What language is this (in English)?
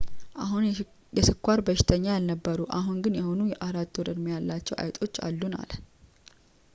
Amharic